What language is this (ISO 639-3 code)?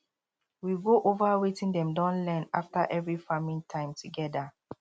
pcm